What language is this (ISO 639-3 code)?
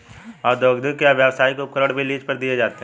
hin